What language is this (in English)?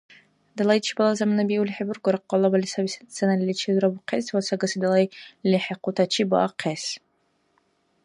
Dargwa